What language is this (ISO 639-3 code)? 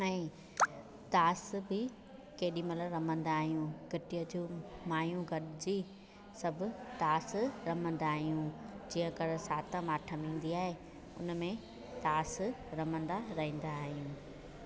snd